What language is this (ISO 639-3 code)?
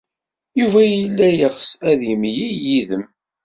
kab